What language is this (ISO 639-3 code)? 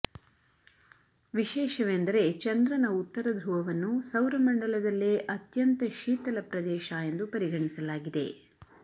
kan